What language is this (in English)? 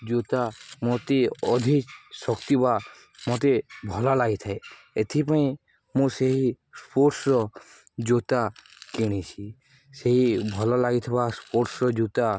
Odia